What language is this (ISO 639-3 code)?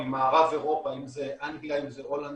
heb